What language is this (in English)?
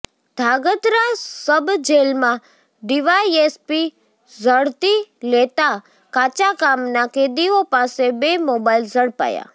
Gujarati